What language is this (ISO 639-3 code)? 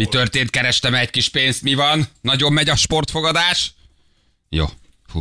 hun